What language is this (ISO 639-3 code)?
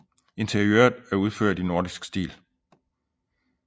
dan